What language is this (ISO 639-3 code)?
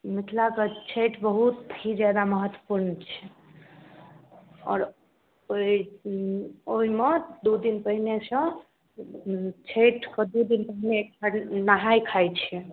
mai